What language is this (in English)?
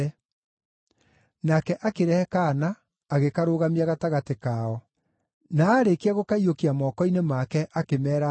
Kikuyu